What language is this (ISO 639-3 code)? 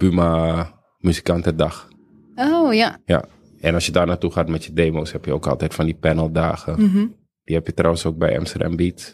nld